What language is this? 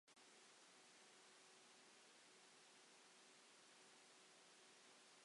Welsh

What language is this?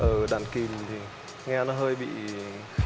Vietnamese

